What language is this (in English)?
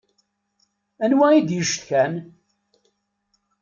Kabyle